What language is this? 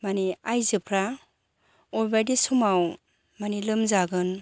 Bodo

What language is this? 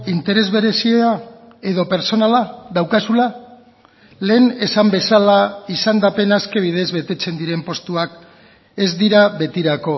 Basque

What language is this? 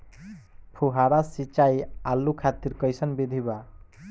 Bhojpuri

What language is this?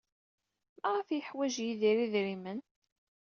Kabyle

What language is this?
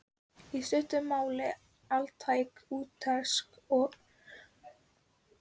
Icelandic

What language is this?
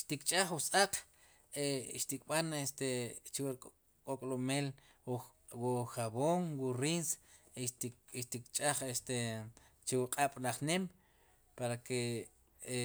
Sipacapense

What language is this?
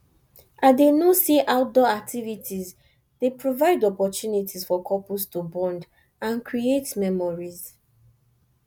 Nigerian Pidgin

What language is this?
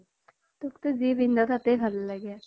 Assamese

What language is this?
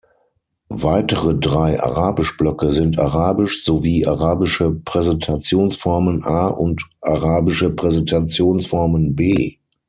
German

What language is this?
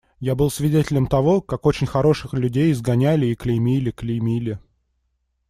Russian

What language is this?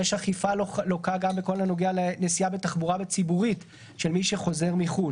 Hebrew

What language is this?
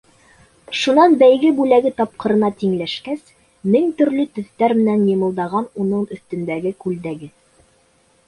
Bashkir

